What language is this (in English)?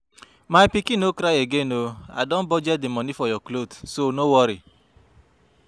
Nigerian Pidgin